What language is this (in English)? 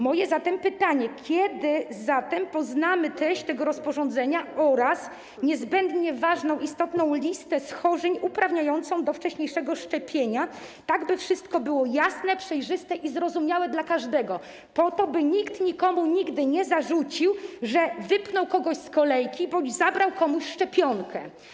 Polish